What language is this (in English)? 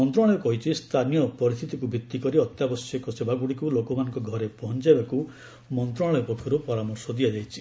Odia